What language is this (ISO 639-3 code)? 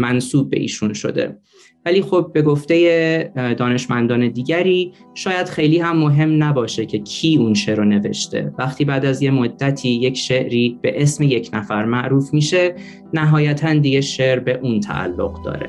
fas